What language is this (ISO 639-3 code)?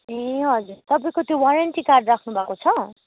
nep